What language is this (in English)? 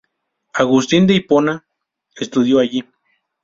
Spanish